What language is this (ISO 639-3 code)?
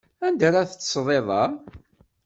kab